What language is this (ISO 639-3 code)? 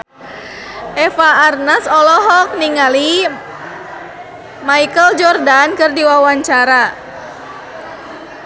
sun